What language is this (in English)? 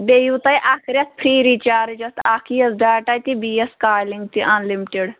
Kashmiri